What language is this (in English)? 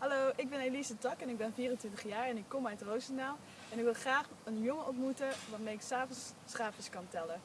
Dutch